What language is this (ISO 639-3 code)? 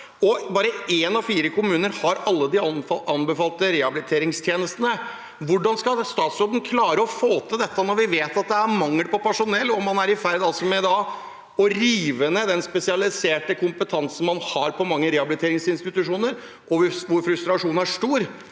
nor